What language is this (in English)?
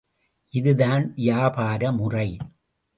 Tamil